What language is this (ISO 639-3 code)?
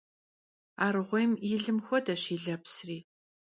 kbd